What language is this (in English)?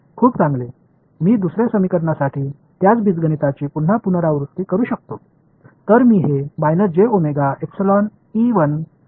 Marathi